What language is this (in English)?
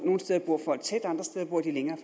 Danish